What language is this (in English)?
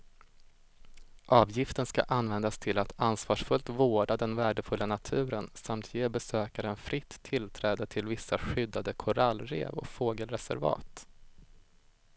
Swedish